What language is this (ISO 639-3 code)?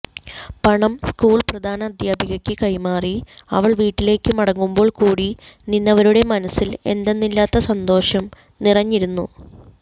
mal